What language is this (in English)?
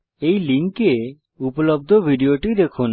Bangla